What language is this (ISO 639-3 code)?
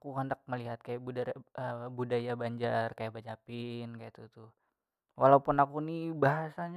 bjn